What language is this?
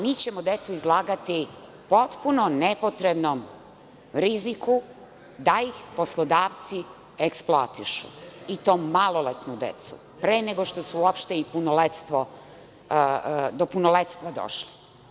Serbian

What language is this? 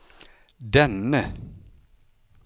Swedish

